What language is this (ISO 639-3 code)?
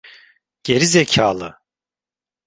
tur